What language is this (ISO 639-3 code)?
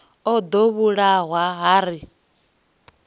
ven